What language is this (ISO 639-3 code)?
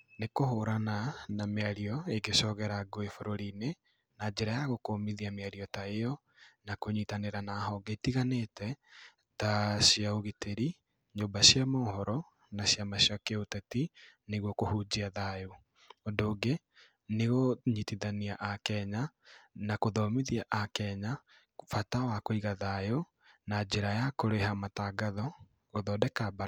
kik